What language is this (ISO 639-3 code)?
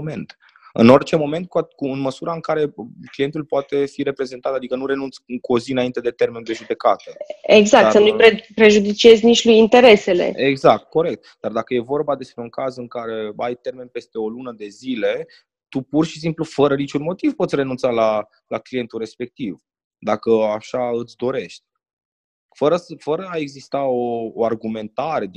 ron